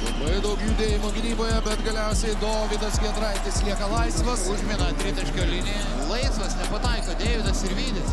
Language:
Lithuanian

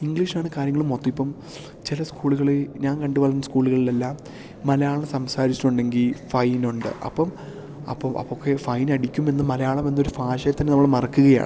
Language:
Malayalam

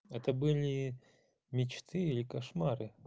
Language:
Russian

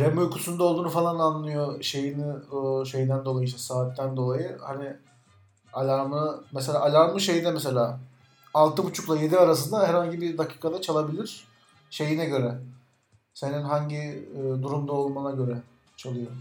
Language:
Turkish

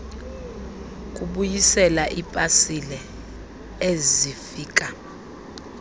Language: Xhosa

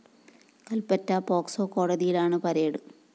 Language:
Malayalam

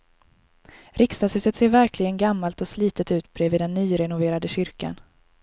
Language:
Swedish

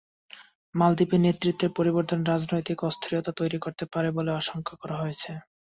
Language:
Bangla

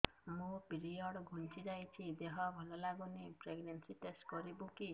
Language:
Odia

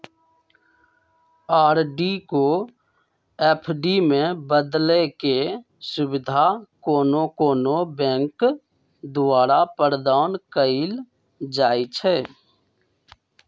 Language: Magahi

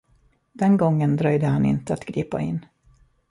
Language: Swedish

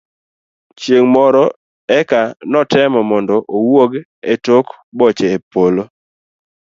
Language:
Luo (Kenya and Tanzania)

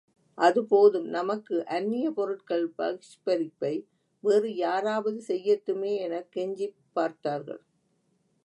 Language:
Tamil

